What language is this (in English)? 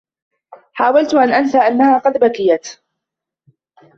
Arabic